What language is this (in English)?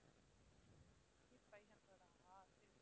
Tamil